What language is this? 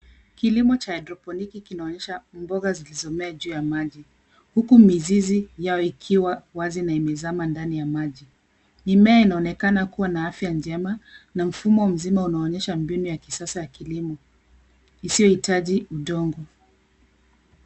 Swahili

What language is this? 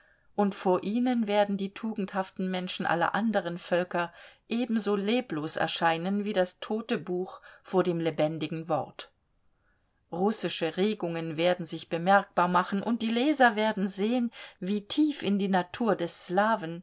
German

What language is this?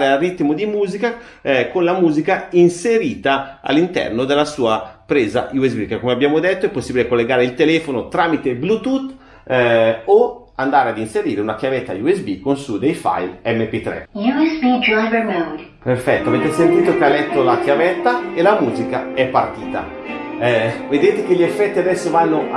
Italian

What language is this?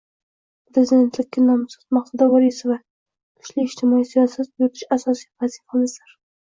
Uzbek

